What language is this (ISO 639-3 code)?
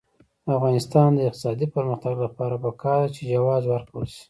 pus